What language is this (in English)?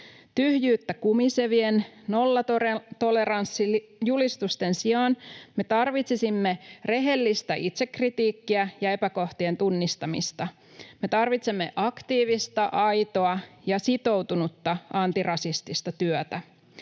Finnish